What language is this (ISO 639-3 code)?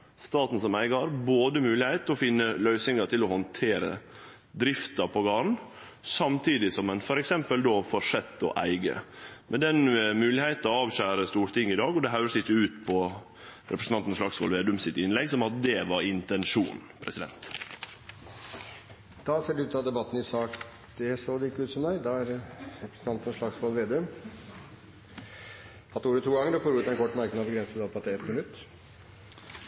nor